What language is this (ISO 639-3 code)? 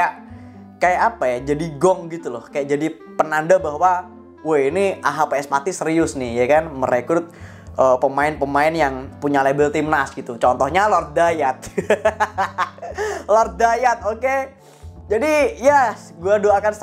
ind